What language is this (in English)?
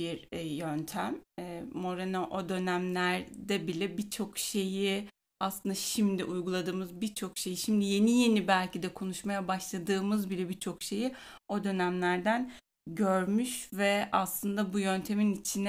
Turkish